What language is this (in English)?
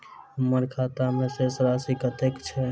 Maithili